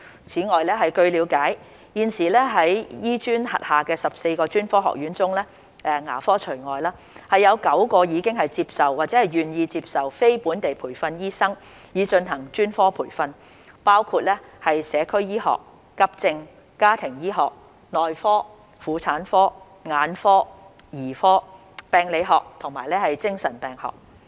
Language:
Cantonese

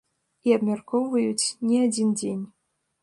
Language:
Belarusian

